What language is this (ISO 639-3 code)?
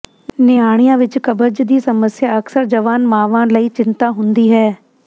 pan